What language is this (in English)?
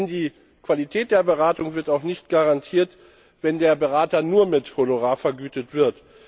German